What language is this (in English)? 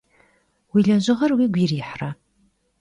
Kabardian